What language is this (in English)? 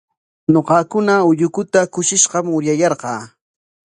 Corongo Ancash Quechua